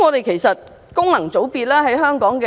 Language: Cantonese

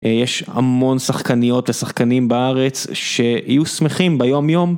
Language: Hebrew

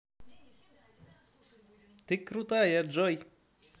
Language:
Russian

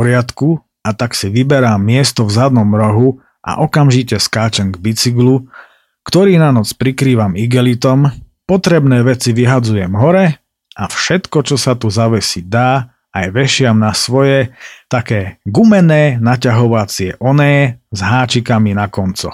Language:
Slovak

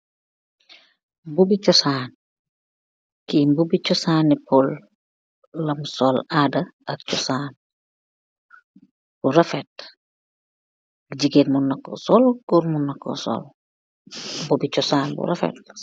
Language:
Wolof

